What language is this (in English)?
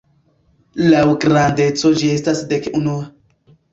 Esperanto